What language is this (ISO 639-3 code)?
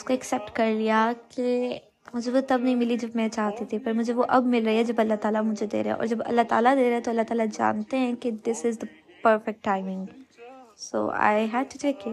urd